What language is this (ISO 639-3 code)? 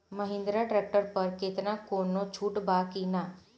bho